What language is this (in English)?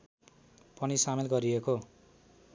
Nepali